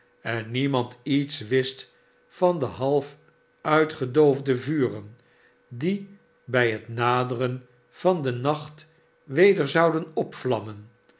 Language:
Dutch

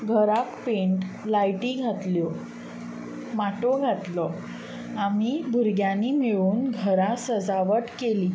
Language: Konkani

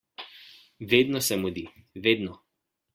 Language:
Slovenian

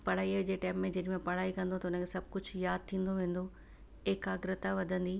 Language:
Sindhi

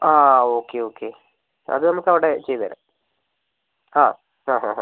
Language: Malayalam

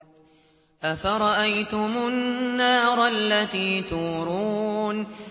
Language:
Arabic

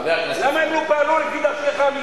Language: Hebrew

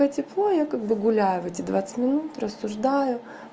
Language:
Russian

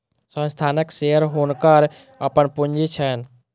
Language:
Maithili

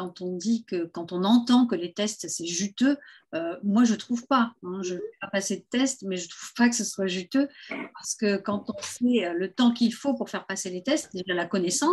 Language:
French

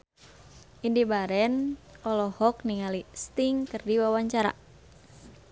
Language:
Sundanese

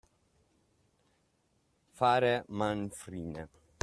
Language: Italian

